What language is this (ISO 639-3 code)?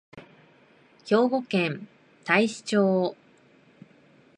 jpn